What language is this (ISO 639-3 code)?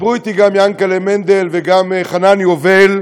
heb